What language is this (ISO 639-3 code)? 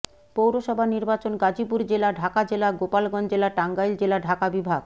ben